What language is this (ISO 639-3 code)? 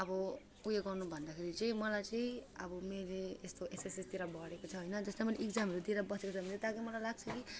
nep